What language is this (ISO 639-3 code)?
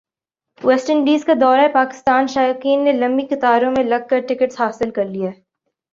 urd